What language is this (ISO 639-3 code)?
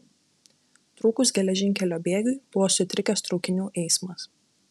lit